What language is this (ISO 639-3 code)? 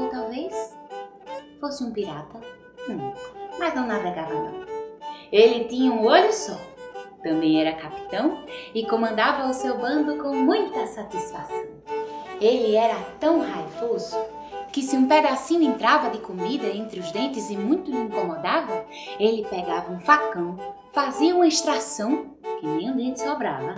por